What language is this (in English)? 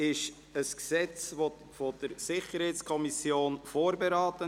Swiss German